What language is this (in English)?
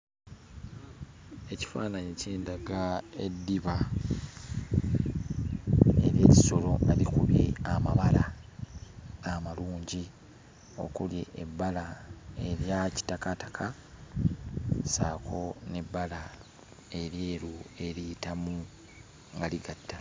Ganda